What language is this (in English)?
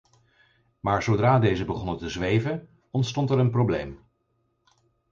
Dutch